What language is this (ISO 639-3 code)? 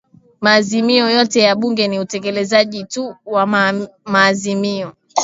swa